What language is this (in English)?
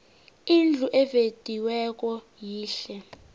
South Ndebele